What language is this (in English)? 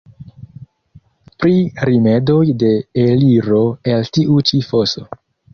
Esperanto